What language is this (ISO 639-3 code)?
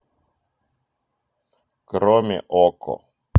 rus